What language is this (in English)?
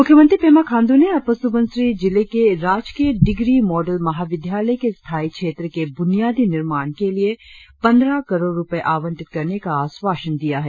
Hindi